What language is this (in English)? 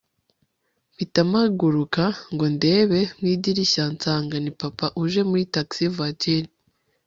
Kinyarwanda